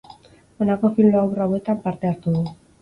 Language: Basque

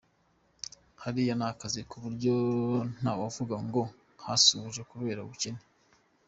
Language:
Kinyarwanda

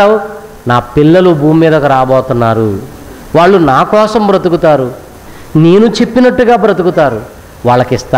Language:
Hindi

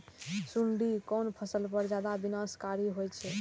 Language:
Maithili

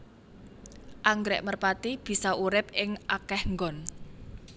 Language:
Javanese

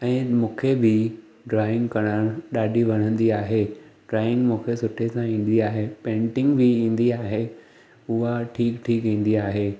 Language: Sindhi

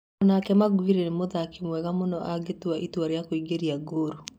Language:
Kikuyu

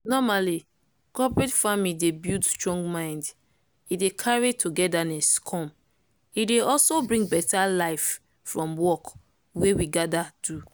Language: Nigerian Pidgin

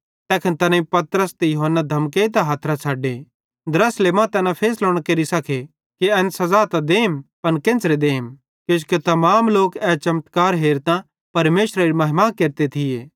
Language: Bhadrawahi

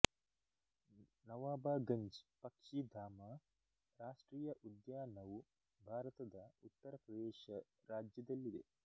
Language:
Kannada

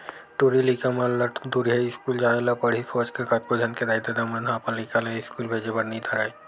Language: Chhattisgarhi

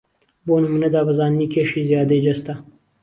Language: Central Kurdish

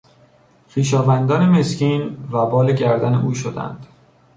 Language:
Persian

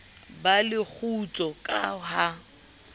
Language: Southern Sotho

